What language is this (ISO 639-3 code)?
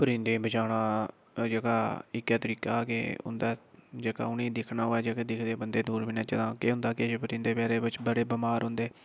doi